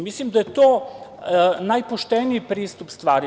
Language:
Serbian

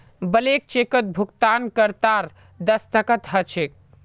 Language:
Magahi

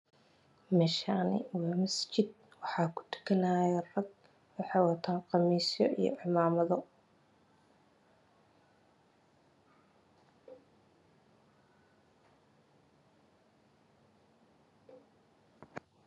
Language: Somali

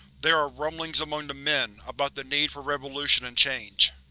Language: English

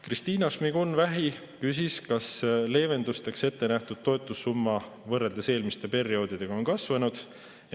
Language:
Estonian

